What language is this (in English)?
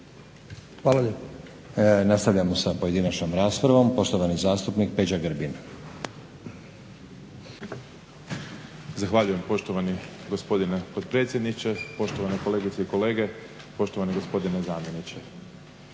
Croatian